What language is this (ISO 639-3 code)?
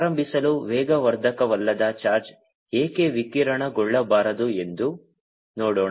kan